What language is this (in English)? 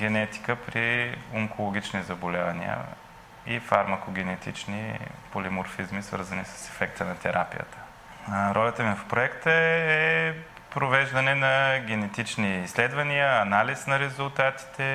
Bulgarian